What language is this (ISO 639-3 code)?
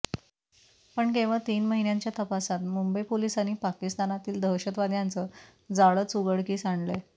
mar